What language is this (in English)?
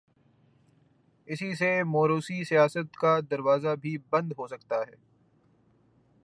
Urdu